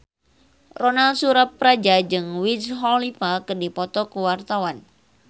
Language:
Sundanese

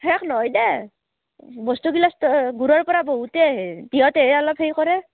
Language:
Assamese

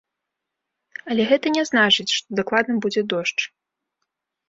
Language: Belarusian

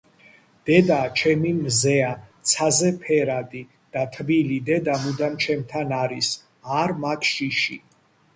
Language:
Georgian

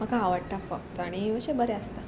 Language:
Konkani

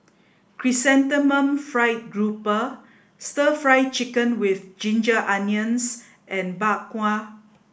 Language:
English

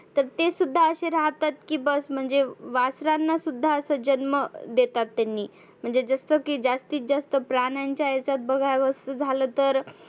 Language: Marathi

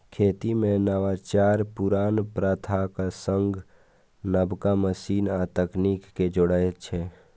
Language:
Maithili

